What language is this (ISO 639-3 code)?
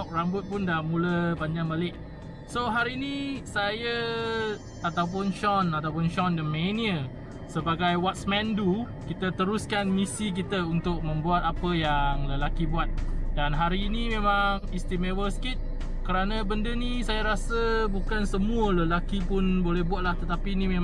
msa